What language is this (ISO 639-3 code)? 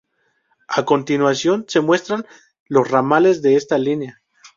spa